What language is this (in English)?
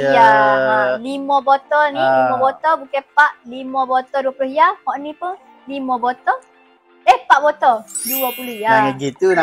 Malay